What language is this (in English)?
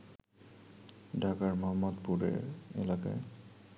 Bangla